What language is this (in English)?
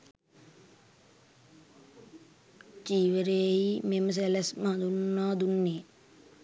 Sinhala